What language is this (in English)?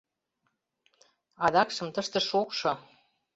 Mari